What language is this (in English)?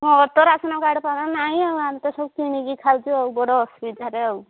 Odia